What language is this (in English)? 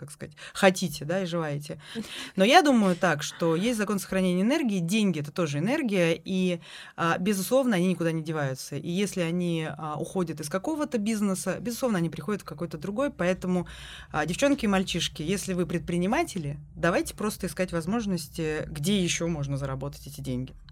Russian